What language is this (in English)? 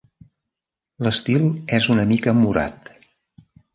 Catalan